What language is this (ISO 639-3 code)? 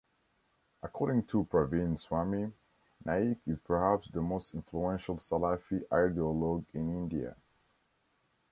eng